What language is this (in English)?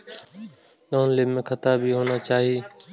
Maithili